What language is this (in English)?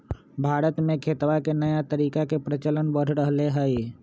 Magahi